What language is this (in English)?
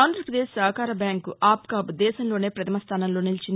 Telugu